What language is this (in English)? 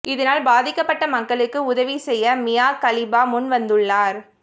Tamil